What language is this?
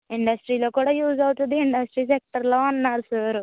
Telugu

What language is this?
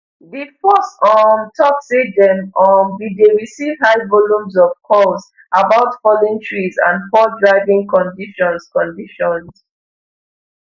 Nigerian Pidgin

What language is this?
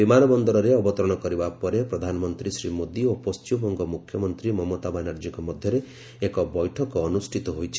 Odia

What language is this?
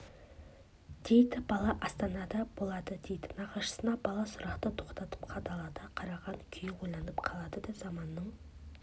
Kazakh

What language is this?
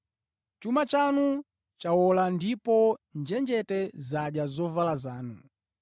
Nyanja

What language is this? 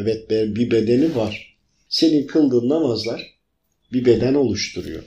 Turkish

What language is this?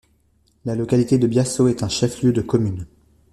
French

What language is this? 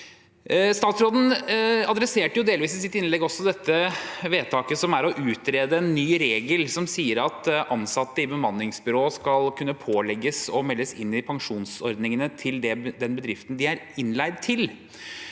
Norwegian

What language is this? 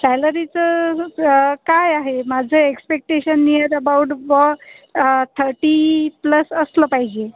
Marathi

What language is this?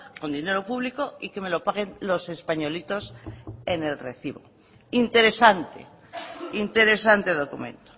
Spanish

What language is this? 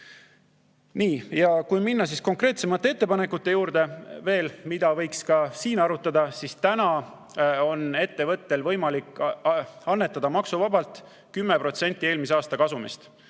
Estonian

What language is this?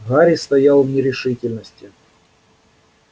Russian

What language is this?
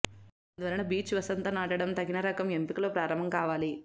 Telugu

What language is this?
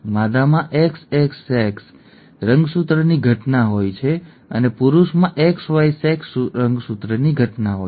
Gujarati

